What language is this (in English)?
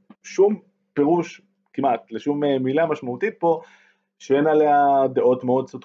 Hebrew